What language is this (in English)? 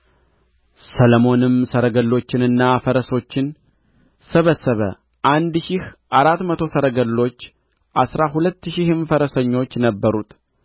Amharic